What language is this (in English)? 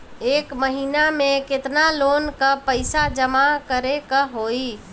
Bhojpuri